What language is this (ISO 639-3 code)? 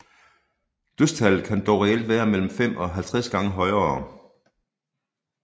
dan